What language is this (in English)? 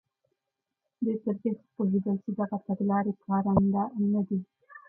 Pashto